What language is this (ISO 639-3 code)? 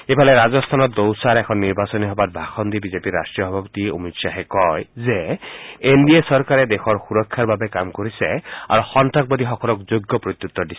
asm